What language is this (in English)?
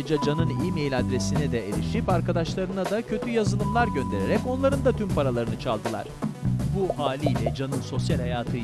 Turkish